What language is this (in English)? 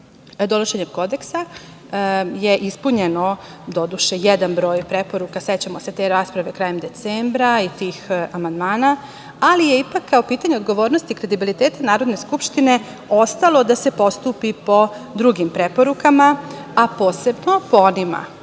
Serbian